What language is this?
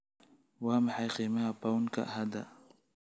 Somali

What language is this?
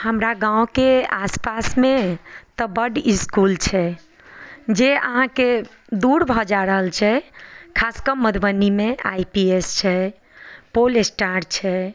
Maithili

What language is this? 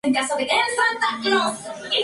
Spanish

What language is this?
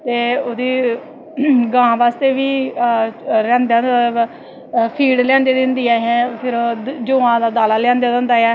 Dogri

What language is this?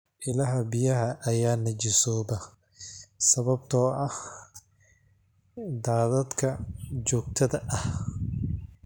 Somali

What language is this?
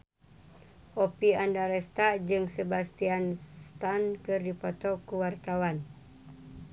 Sundanese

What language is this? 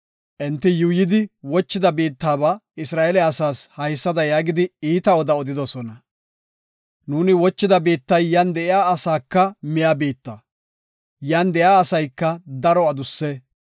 Gofa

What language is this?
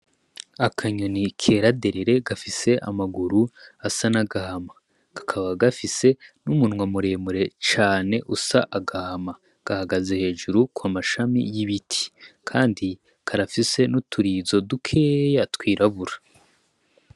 Rundi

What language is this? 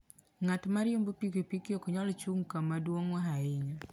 Luo (Kenya and Tanzania)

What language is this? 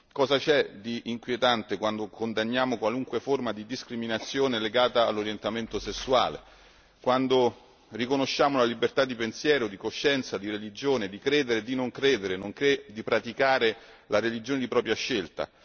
Italian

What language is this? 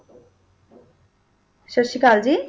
Punjabi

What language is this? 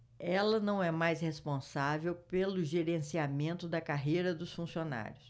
Portuguese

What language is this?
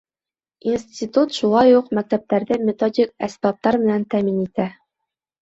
Bashkir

